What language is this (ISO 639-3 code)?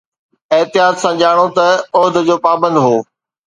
snd